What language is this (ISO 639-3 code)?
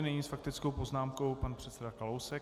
ces